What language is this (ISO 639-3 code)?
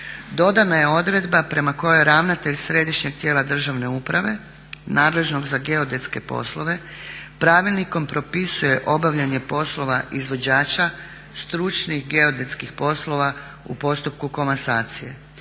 hrv